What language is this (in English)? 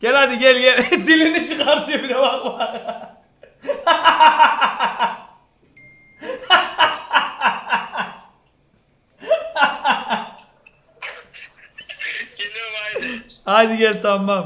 Turkish